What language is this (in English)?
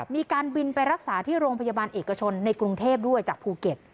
Thai